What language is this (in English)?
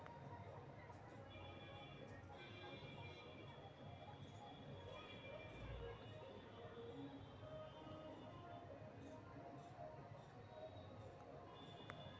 Magahi